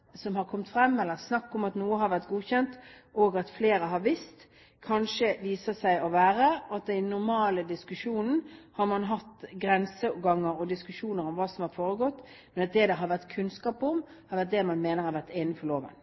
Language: Norwegian Bokmål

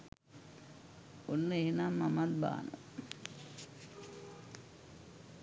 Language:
Sinhala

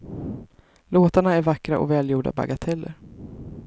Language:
Swedish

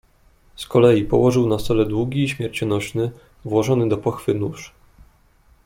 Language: Polish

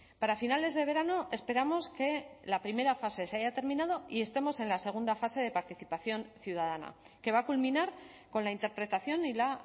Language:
Spanish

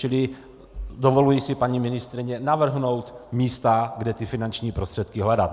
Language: Czech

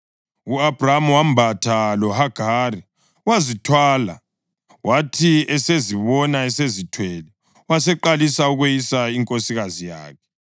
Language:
North Ndebele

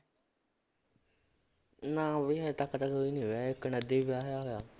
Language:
Punjabi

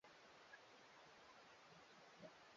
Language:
Swahili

